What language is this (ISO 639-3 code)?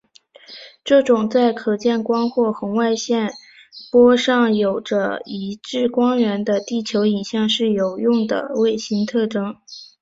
zho